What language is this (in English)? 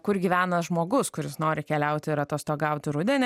Lithuanian